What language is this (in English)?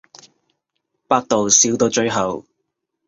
Cantonese